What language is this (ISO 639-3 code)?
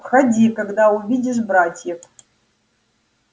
rus